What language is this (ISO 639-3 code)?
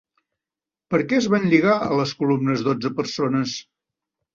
cat